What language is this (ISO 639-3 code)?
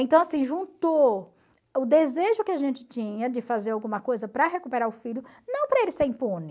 por